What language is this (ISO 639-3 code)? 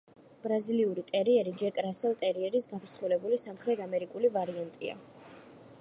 kat